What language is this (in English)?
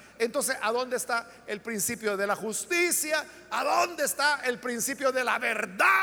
Spanish